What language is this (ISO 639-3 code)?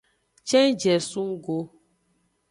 ajg